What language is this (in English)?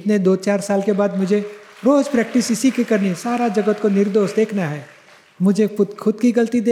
Gujarati